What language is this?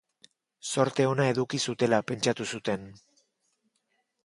Basque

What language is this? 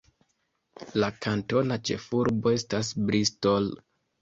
Esperanto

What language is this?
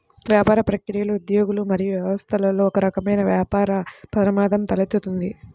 Telugu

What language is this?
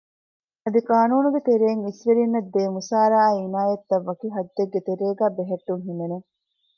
Divehi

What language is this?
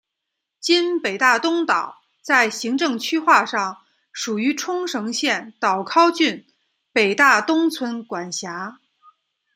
Chinese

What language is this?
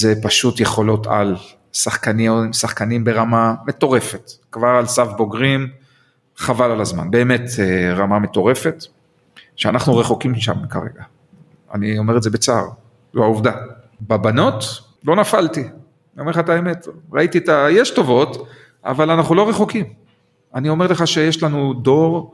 Hebrew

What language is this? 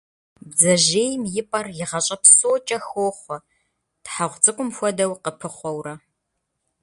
Kabardian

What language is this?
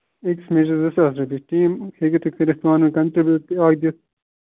Kashmiri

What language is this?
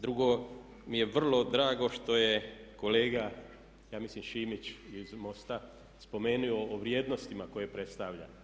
Croatian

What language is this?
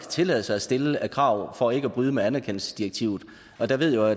Danish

